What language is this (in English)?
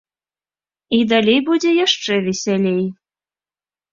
Belarusian